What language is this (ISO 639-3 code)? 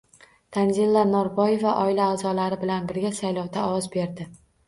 uzb